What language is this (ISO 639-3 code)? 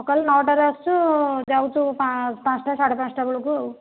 ori